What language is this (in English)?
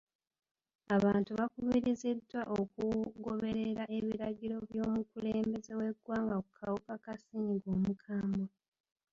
Ganda